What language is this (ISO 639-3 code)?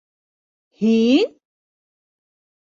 bak